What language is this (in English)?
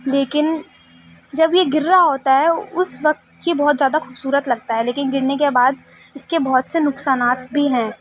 Urdu